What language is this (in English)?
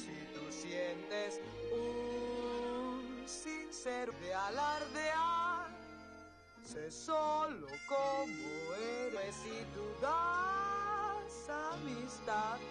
Spanish